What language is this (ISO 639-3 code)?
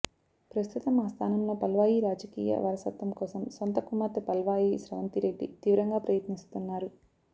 tel